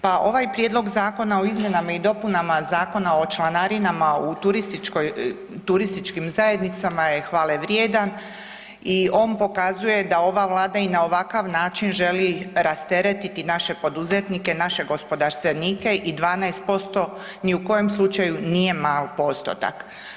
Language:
Croatian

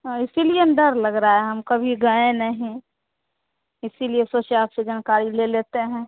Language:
Hindi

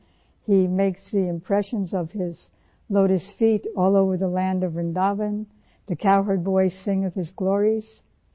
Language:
Urdu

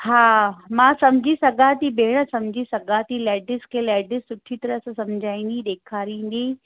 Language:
Sindhi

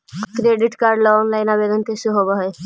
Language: Magahi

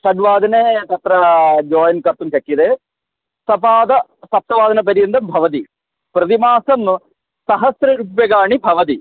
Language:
Sanskrit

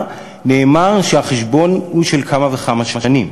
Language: Hebrew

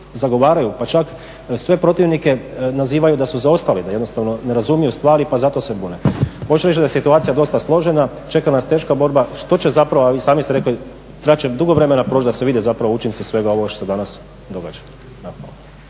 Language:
Croatian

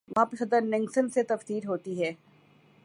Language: Urdu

